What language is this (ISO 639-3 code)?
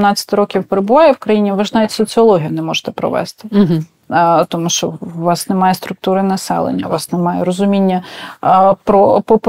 ukr